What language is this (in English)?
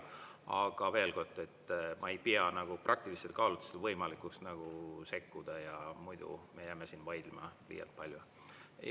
Estonian